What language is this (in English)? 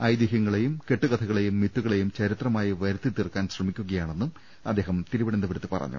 Malayalam